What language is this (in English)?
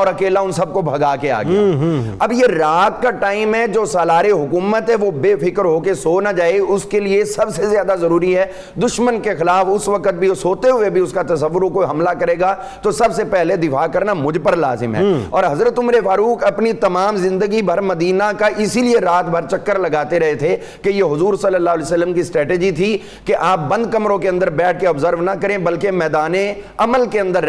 Urdu